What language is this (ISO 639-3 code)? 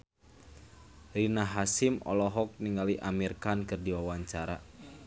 sun